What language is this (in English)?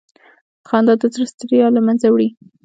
Pashto